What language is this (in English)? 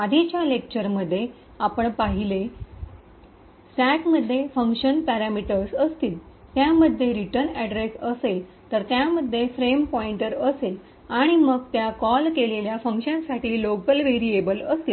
Marathi